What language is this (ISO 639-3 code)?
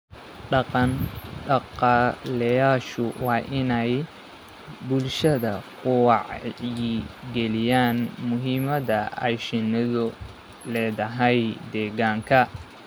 som